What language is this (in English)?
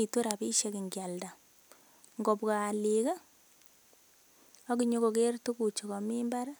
Kalenjin